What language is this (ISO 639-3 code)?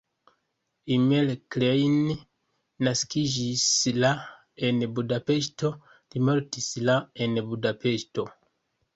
epo